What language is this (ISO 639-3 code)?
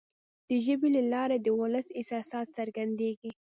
pus